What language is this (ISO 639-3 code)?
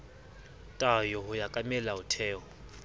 sot